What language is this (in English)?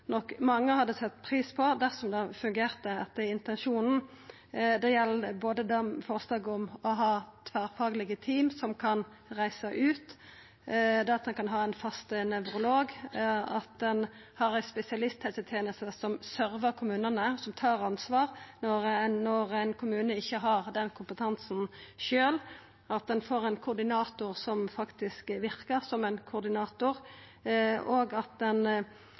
Norwegian Nynorsk